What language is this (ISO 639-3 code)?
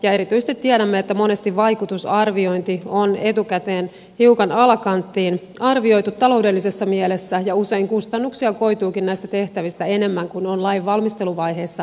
fin